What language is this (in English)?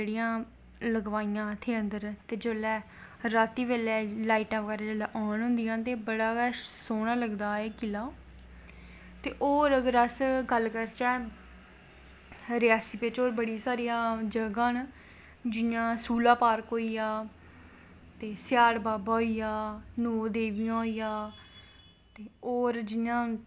Dogri